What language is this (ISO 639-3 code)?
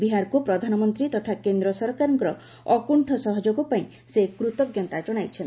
ori